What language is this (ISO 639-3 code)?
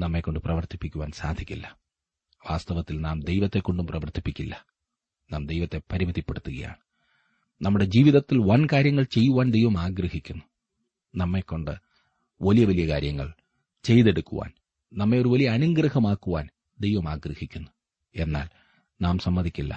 mal